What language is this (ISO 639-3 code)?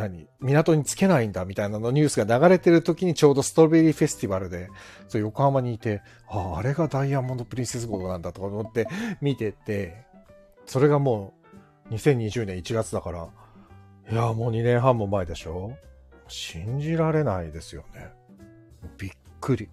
jpn